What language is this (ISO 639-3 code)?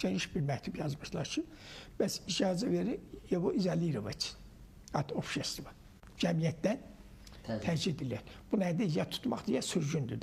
tur